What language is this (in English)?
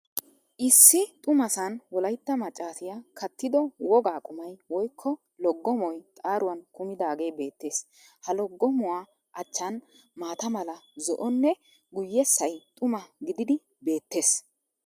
Wolaytta